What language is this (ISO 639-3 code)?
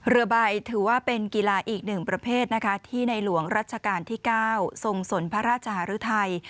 tha